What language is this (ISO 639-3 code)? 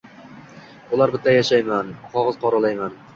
uzb